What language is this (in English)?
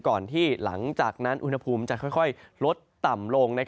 Thai